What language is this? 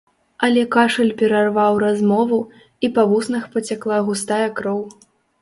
Belarusian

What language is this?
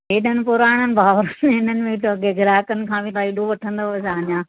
Sindhi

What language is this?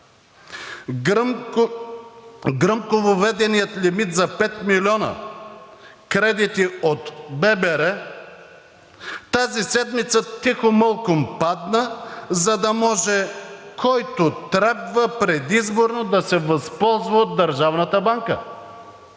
Bulgarian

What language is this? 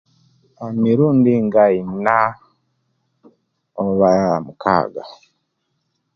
Kenyi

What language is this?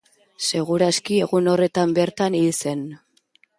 Basque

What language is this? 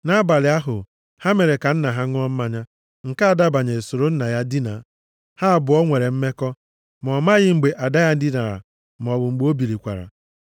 Igbo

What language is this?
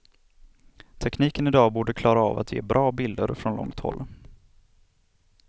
Swedish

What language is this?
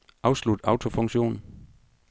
Danish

